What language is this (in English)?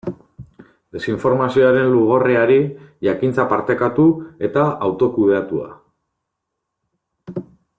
Basque